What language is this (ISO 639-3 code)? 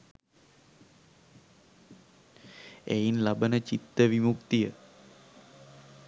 sin